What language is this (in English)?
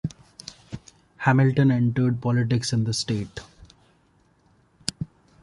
English